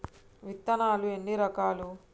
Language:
Telugu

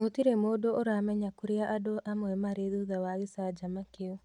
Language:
Kikuyu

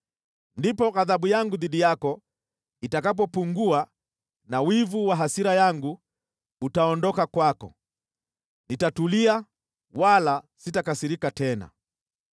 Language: Swahili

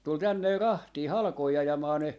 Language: Finnish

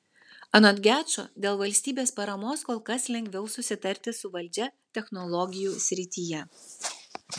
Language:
Lithuanian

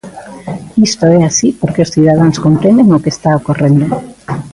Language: Galician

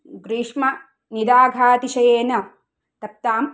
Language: Sanskrit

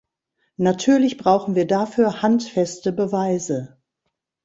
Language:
German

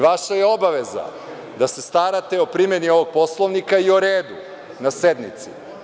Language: Serbian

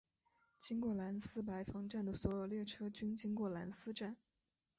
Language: Chinese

